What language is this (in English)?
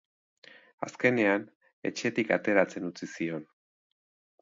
Basque